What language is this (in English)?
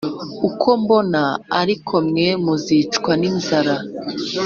Kinyarwanda